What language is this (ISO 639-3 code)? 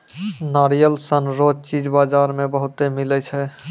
mai